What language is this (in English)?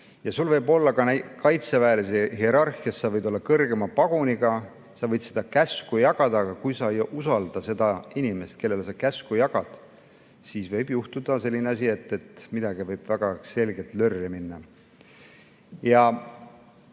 Estonian